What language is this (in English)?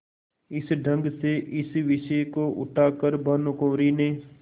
Hindi